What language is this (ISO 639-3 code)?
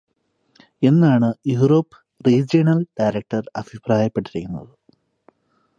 mal